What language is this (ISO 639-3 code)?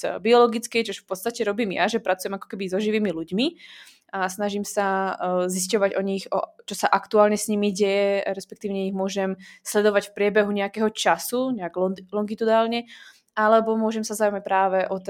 ces